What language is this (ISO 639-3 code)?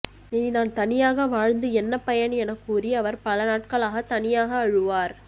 tam